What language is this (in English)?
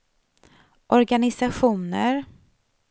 Swedish